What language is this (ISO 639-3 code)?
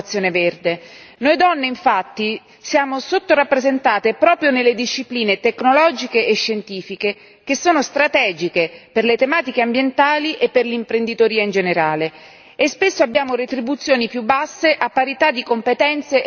ita